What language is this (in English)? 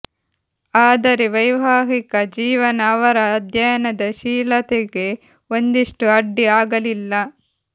Kannada